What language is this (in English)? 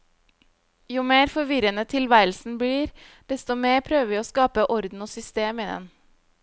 Norwegian